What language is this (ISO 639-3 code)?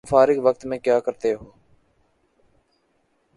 urd